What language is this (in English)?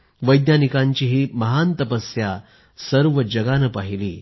Marathi